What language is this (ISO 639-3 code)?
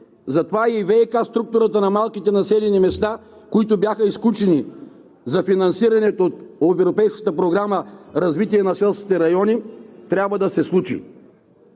bul